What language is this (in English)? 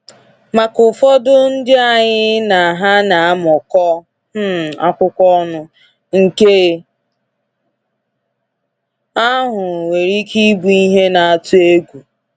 Igbo